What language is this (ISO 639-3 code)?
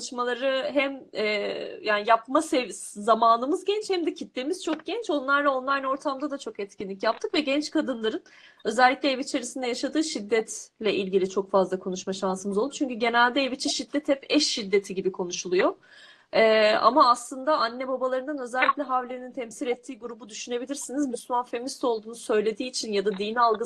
tur